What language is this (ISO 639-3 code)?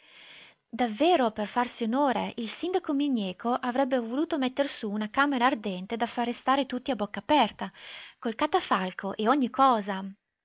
ita